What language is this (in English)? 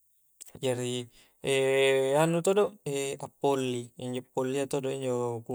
Coastal Konjo